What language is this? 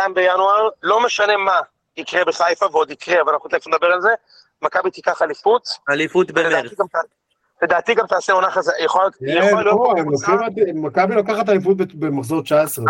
Hebrew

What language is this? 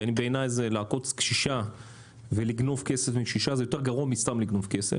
Hebrew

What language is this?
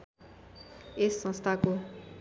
Nepali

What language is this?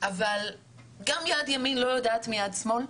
Hebrew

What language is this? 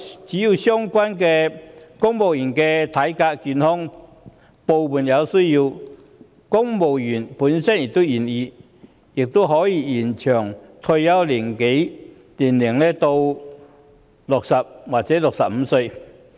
Cantonese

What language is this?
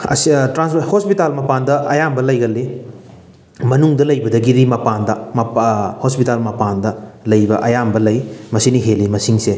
Manipuri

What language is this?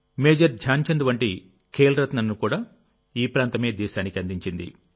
Telugu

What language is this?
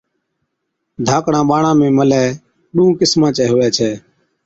Od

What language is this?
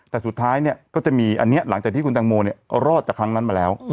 Thai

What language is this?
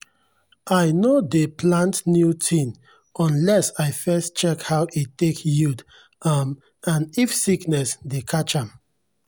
Nigerian Pidgin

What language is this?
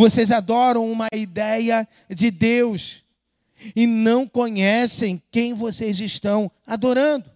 Portuguese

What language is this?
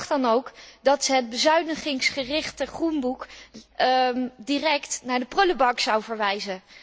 Dutch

